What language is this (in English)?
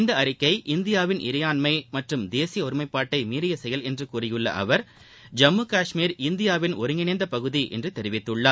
Tamil